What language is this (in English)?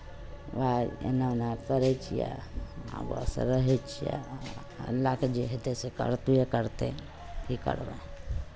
Maithili